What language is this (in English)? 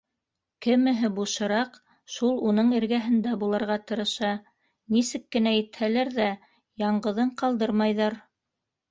Bashkir